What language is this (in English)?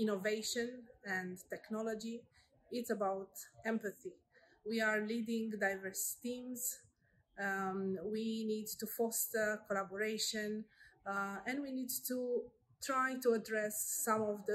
English